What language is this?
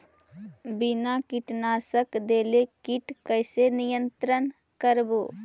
Magahi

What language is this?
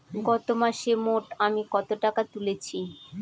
Bangla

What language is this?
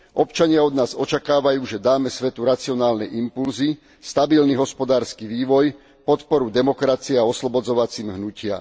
Slovak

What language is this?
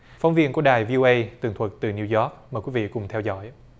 Vietnamese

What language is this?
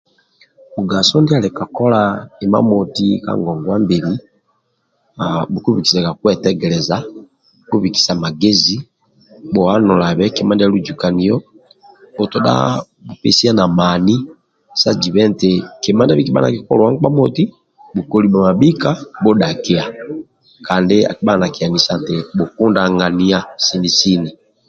Amba (Uganda)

